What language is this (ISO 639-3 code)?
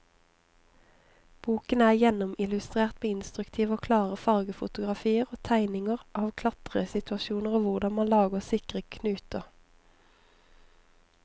nor